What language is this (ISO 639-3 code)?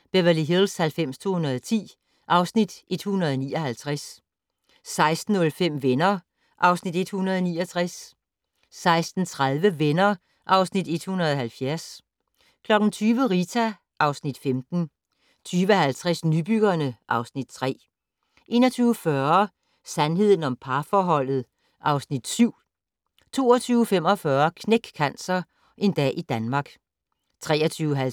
dan